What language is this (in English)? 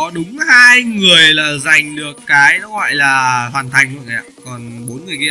Vietnamese